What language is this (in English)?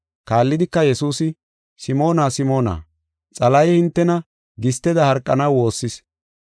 Gofa